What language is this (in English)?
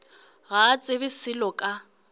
Northern Sotho